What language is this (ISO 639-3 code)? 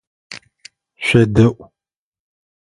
ady